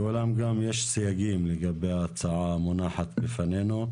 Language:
Hebrew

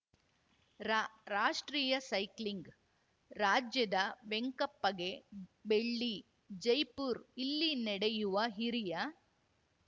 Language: Kannada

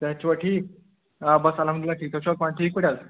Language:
Kashmiri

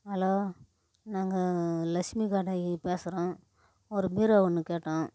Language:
Tamil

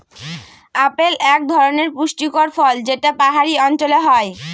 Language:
Bangla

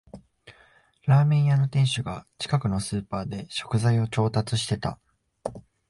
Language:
Japanese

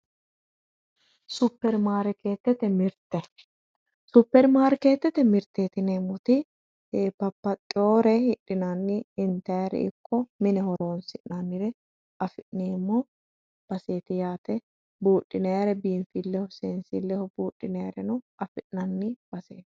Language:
Sidamo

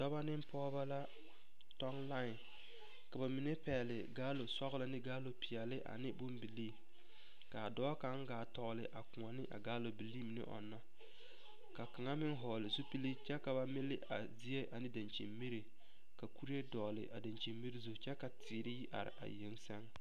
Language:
Southern Dagaare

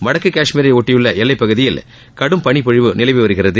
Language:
Tamil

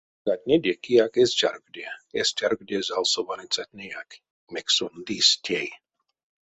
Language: Erzya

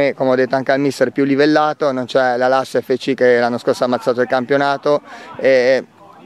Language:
Italian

